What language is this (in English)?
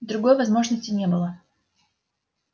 Russian